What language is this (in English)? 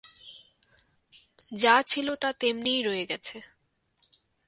Bangla